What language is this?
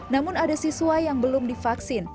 Indonesian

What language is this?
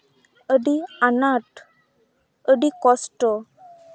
Santali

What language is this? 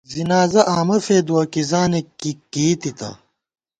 Gawar-Bati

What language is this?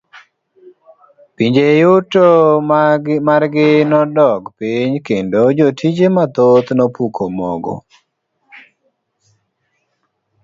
Luo (Kenya and Tanzania)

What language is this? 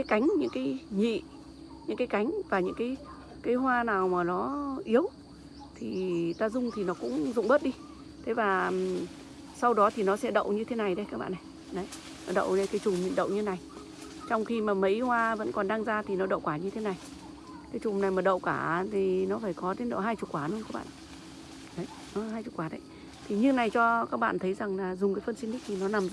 Vietnamese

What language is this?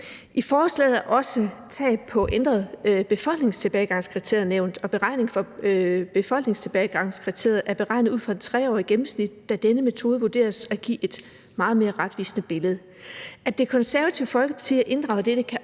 Danish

